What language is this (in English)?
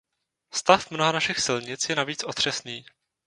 Czech